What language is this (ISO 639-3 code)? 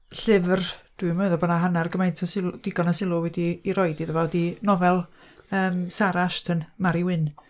cym